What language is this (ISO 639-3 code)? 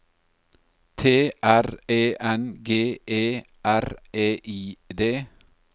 nor